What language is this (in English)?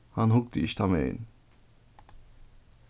Faroese